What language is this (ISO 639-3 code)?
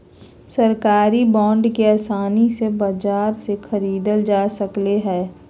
mag